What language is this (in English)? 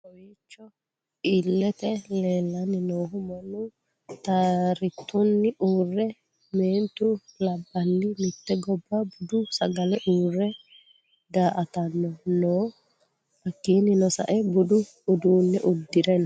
Sidamo